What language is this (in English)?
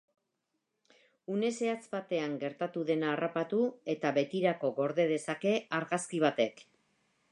Basque